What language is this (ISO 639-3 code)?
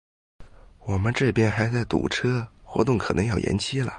zho